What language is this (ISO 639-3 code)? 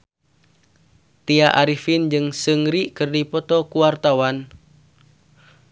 sun